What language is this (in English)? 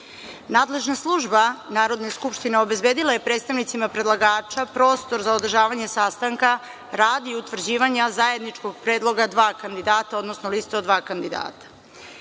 Serbian